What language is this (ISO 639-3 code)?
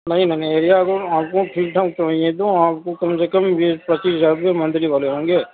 urd